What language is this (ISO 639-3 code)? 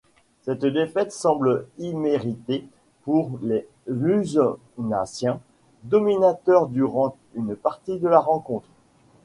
fra